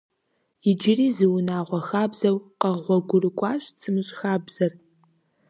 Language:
Kabardian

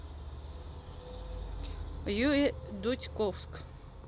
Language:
Russian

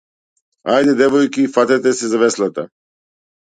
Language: Macedonian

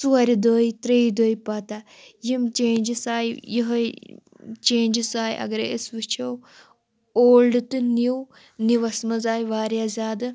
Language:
Kashmiri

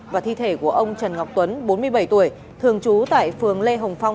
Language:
Vietnamese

